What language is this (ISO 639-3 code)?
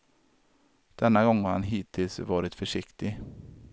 swe